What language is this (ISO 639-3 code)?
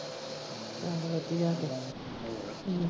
pan